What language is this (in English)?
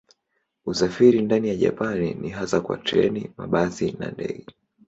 Swahili